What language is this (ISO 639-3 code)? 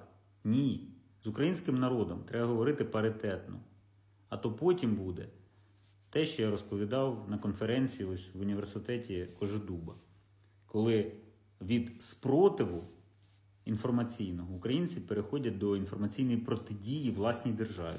ukr